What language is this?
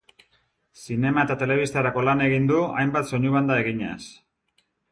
Basque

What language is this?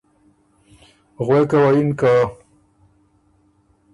Ormuri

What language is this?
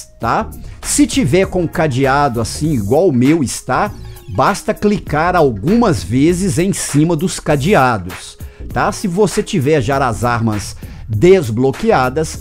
Portuguese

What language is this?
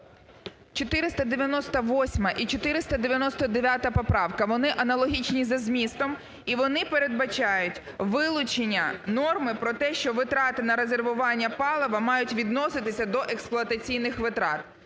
Ukrainian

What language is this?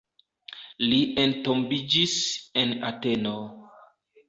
Esperanto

